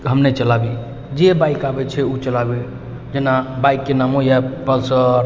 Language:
Maithili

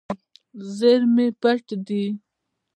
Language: Pashto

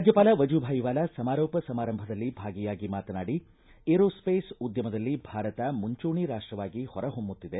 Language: Kannada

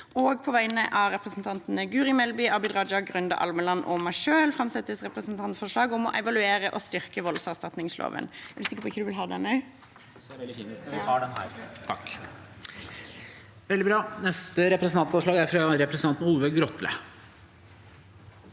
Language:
Norwegian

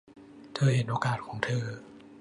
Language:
Thai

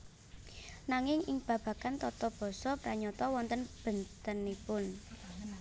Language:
Javanese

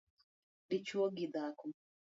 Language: Luo (Kenya and Tanzania)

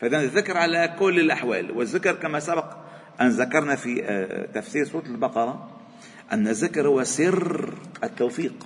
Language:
Arabic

